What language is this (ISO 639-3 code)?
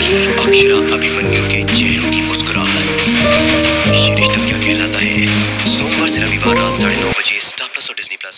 ron